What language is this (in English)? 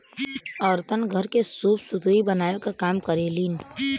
Bhojpuri